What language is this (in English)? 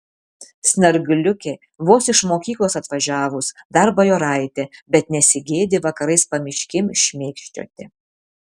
Lithuanian